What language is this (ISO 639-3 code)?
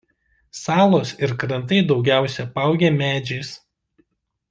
lit